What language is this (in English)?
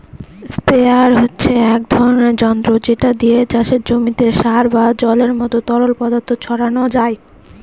Bangla